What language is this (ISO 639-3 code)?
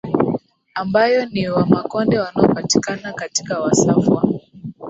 swa